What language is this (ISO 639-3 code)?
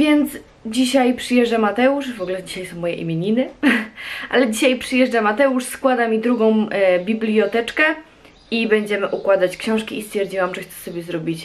pol